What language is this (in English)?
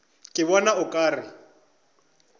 Northern Sotho